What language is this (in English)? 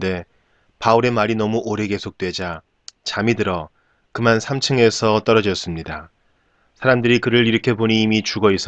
Korean